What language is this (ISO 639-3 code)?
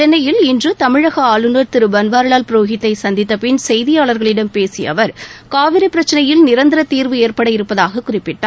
tam